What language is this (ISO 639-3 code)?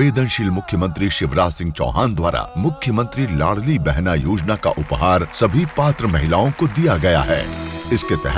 hin